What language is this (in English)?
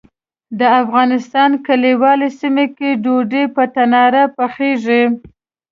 Pashto